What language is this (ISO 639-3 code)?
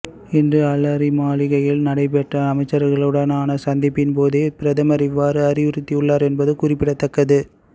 tam